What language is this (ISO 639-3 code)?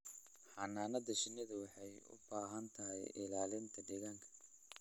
som